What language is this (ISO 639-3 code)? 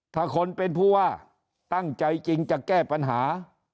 tha